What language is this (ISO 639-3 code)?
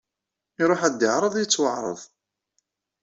kab